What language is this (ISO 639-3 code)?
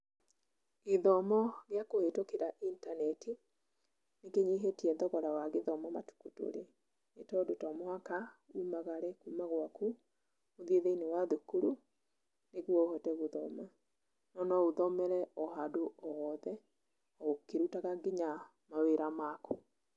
kik